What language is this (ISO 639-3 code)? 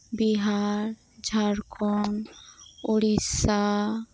sat